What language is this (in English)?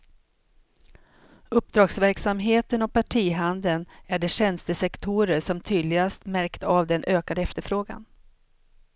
Swedish